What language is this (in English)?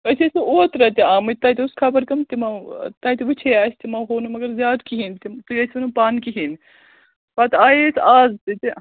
Kashmiri